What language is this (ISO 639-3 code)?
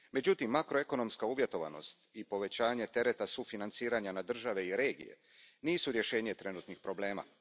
hrv